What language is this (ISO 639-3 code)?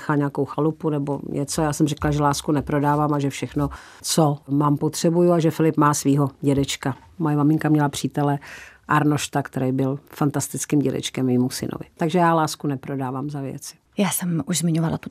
ces